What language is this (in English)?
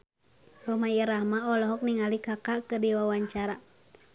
Sundanese